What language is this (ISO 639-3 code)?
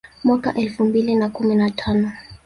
swa